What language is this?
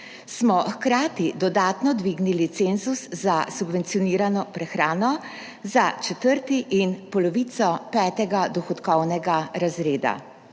Slovenian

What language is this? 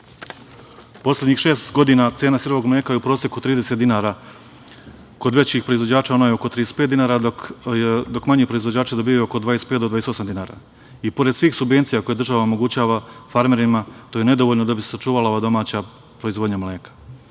Serbian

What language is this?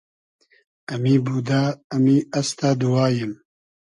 Hazaragi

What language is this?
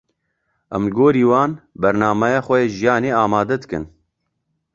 Kurdish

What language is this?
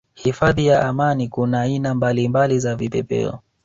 Swahili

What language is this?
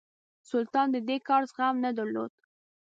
Pashto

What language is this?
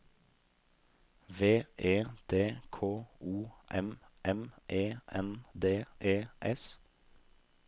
Norwegian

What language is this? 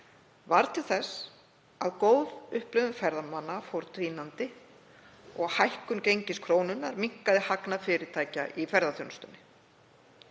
Icelandic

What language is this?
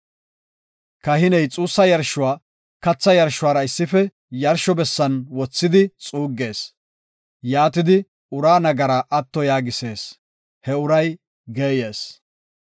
Gofa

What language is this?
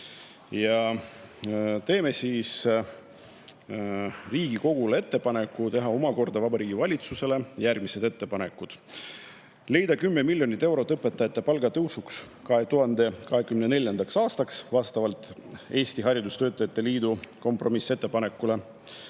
Estonian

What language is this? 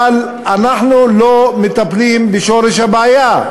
Hebrew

